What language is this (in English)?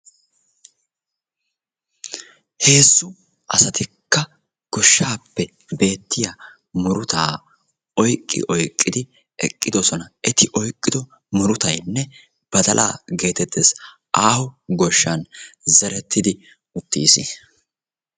Wolaytta